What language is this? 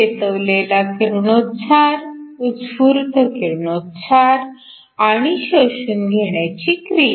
Marathi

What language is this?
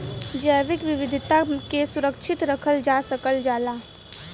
Bhojpuri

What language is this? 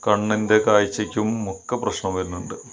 Malayalam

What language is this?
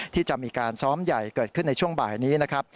Thai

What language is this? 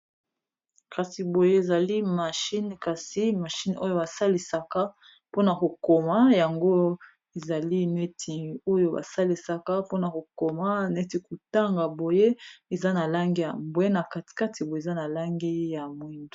Lingala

